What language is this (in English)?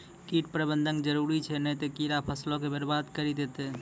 Maithili